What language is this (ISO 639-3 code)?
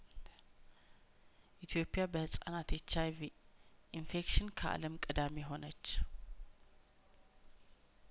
amh